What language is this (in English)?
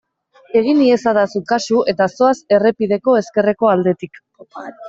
Basque